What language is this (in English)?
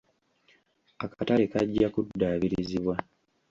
Ganda